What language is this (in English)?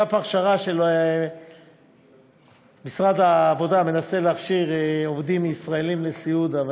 Hebrew